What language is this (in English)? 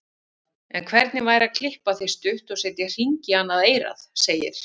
Icelandic